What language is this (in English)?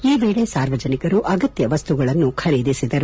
Kannada